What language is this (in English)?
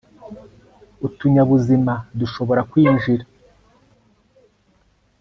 Kinyarwanda